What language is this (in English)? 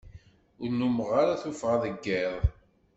Kabyle